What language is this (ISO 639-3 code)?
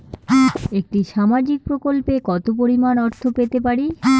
ben